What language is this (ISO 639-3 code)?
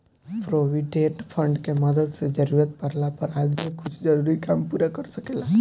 bho